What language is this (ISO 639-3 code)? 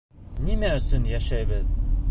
bak